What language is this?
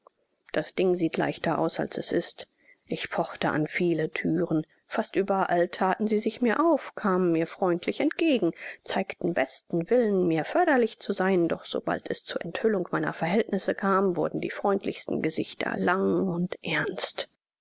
German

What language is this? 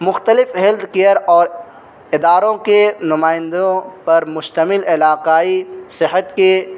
Urdu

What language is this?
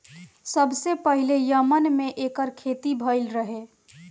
Bhojpuri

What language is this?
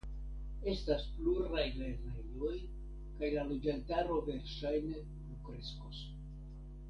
Esperanto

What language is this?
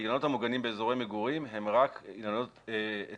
Hebrew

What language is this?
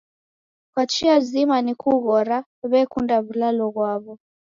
Taita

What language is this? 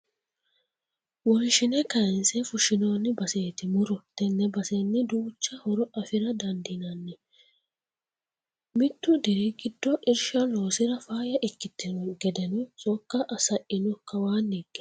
Sidamo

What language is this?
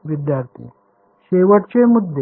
Marathi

